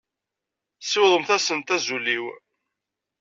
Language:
Kabyle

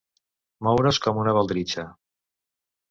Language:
Catalan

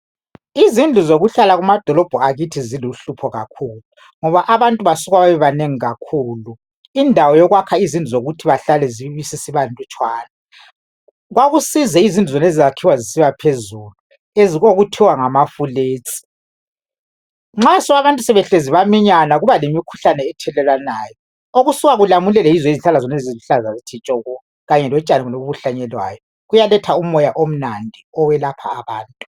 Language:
North Ndebele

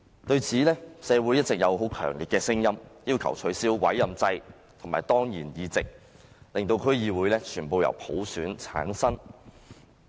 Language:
Cantonese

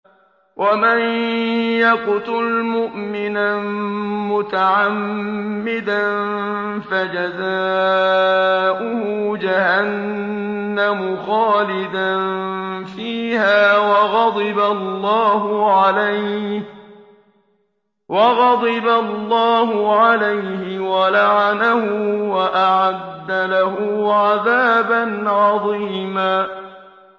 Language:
Arabic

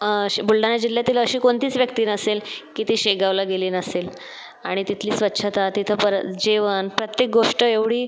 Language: Marathi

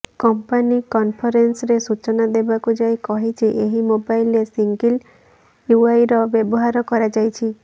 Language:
Odia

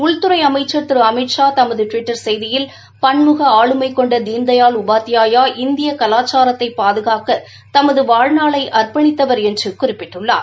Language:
Tamil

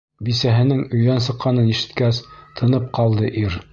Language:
Bashkir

